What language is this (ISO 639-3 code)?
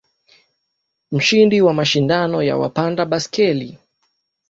swa